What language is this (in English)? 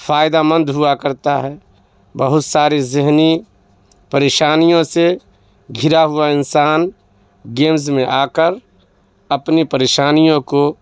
Urdu